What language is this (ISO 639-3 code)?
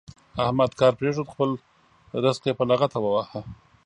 pus